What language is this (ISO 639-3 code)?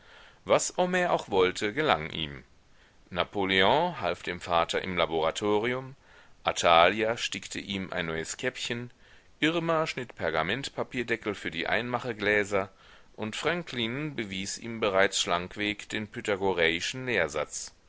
deu